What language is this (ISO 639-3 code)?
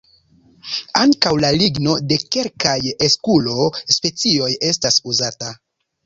epo